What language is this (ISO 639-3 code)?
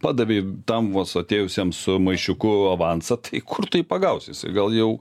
lit